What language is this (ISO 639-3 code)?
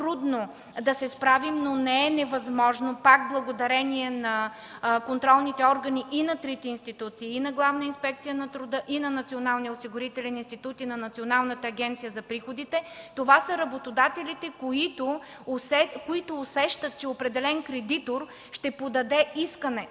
bul